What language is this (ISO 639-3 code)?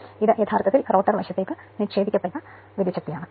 mal